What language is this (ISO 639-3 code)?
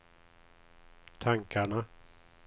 swe